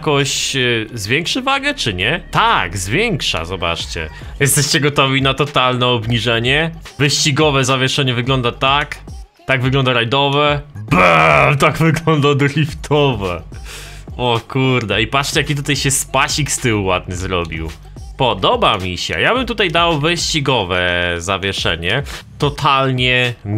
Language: Polish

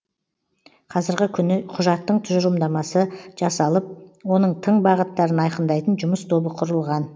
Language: Kazakh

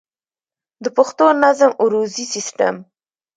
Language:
Pashto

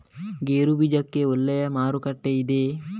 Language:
Kannada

